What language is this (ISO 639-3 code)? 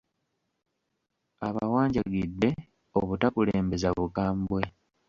lug